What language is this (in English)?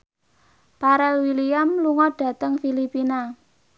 Javanese